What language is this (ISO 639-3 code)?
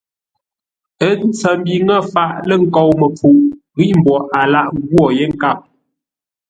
nla